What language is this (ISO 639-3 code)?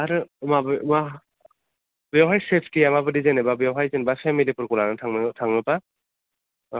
brx